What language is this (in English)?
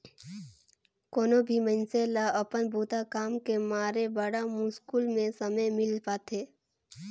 Chhattisgarhi